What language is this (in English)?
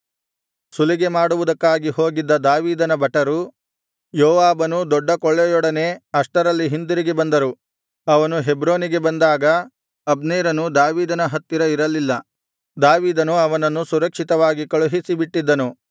Kannada